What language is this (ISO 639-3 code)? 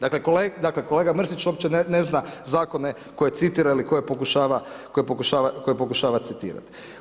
hrv